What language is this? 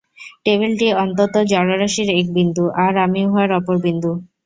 Bangla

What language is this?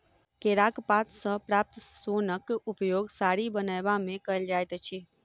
Maithili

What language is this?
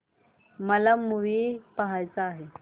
Marathi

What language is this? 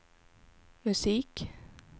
Swedish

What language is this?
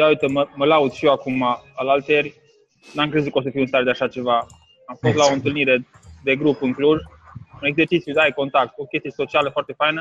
Romanian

